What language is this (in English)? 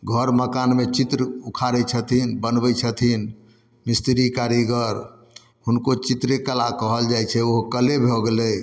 Maithili